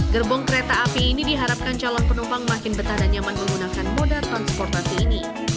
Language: Indonesian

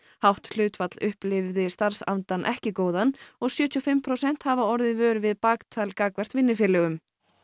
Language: Icelandic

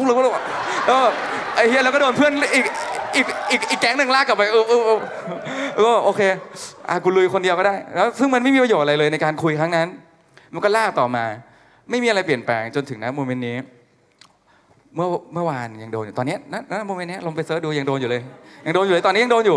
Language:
Thai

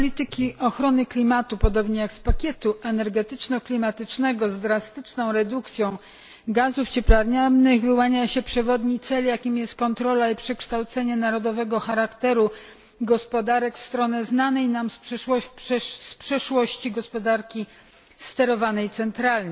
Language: Polish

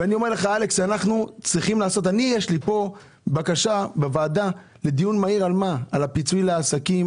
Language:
Hebrew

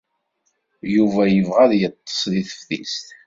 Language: Kabyle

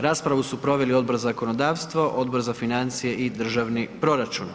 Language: Croatian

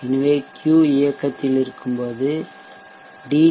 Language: Tamil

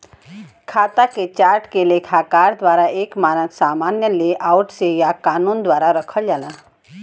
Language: Bhojpuri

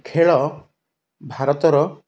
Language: Odia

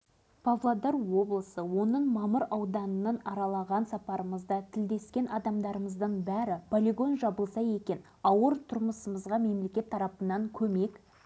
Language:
Kazakh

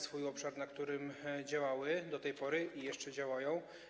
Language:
Polish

